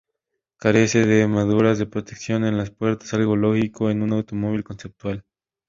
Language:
Spanish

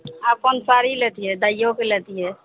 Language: Maithili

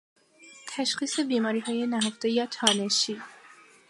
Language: Persian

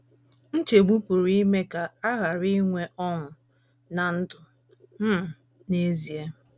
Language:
Igbo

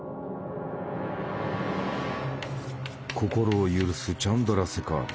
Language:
Japanese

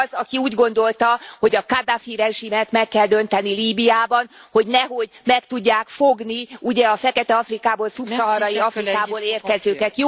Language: Hungarian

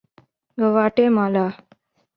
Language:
Urdu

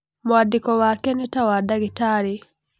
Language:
Kikuyu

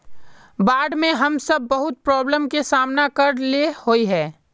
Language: Magahi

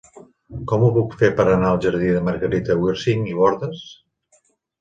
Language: Catalan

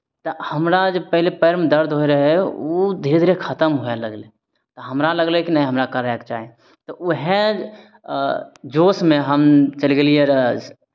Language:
Maithili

